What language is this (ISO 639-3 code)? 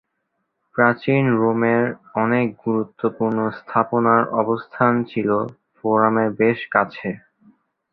ben